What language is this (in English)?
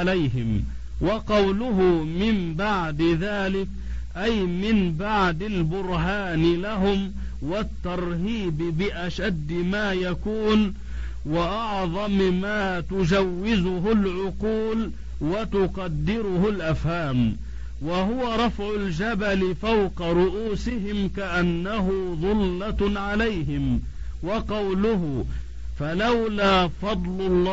Arabic